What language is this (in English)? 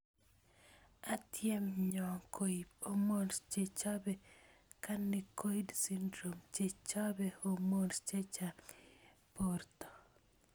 Kalenjin